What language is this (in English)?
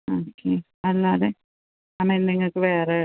Malayalam